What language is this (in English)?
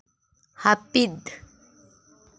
Santali